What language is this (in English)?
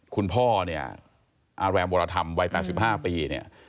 Thai